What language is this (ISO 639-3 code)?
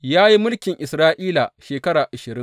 hau